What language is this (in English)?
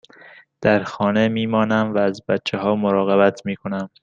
Persian